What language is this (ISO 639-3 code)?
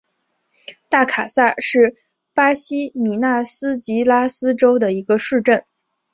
zho